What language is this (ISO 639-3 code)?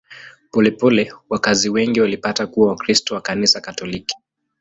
swa